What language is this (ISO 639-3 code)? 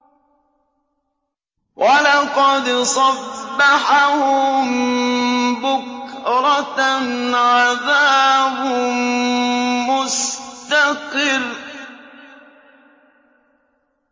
ara